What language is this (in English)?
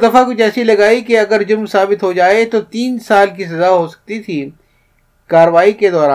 Urdu